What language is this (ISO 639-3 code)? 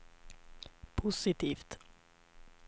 swe